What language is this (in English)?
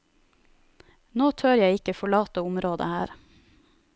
Norwegian